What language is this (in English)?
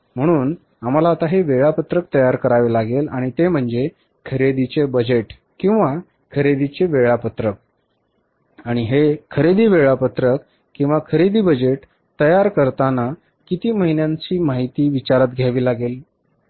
Marathi